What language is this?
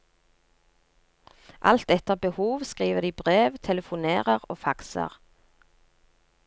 Norwegian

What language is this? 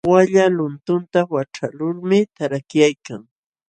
Jauja Wanca Quechua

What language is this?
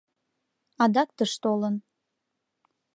Mari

